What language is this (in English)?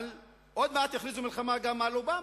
Hebrew